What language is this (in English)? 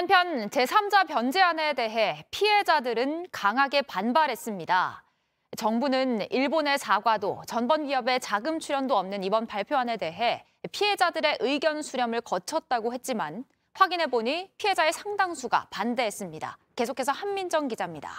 Korean